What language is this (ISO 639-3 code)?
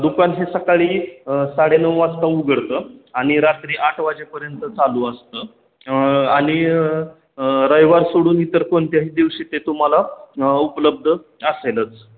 mar